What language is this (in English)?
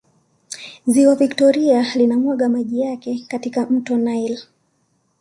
Swahili